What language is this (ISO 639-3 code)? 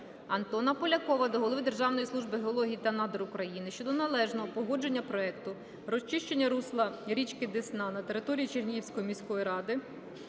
ukr